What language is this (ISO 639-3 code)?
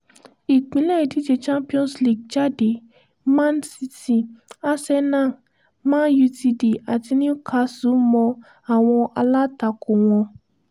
yor